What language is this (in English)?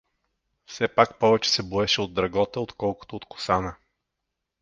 Bulgarian